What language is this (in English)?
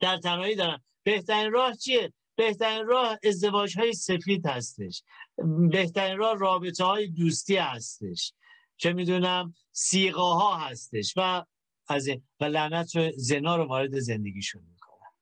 Persian